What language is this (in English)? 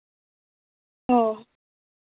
Santali